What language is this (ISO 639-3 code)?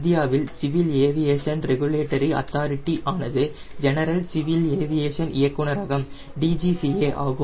tam